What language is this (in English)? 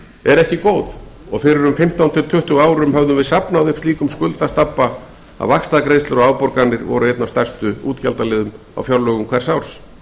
Icelandic